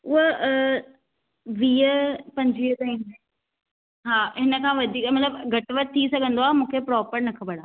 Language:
Sindhi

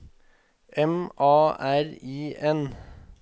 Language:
Norwegian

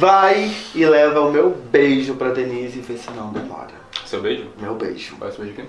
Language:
Portuguese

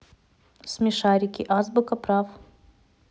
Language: Russian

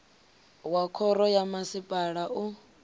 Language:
Venda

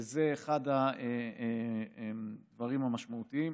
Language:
Hebrew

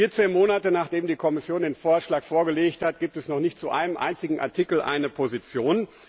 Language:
German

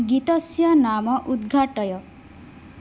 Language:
Sanskrit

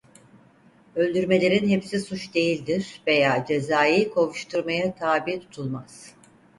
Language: Turkish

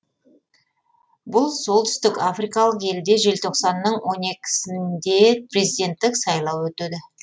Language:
Kazakh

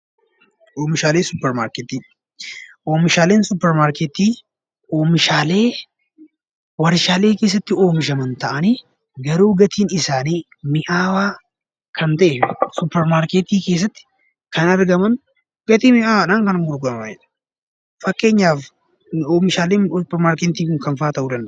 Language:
Oromo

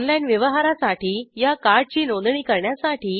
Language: Marathi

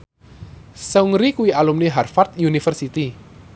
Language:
Javanese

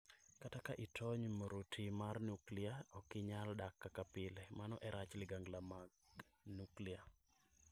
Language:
Luo (Kenya and Tanzania)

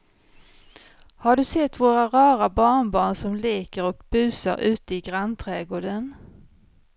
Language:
Swedish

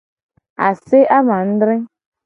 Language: Gen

